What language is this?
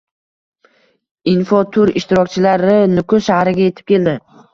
Uzbek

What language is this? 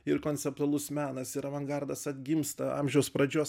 Lithuanian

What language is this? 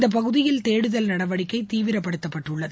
Tamil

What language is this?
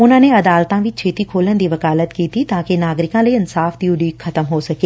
Punjabi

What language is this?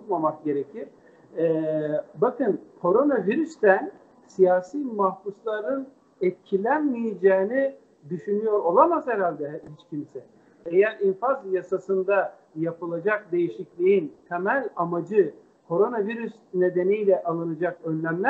Turkish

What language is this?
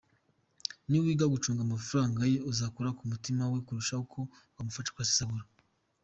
Kinyarwanda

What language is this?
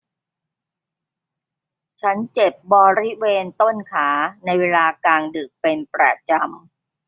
Thai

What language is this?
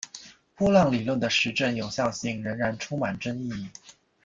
Chinese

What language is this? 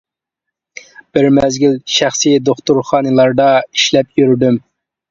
Uyghur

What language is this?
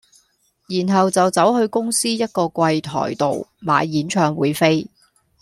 Cantonese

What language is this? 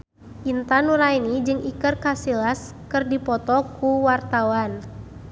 Sundanese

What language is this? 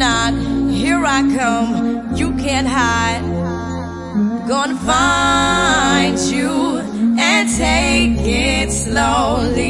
Korean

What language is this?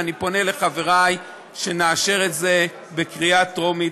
Hebrew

